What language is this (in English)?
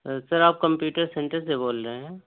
Urdu